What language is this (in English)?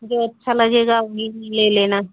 Hindi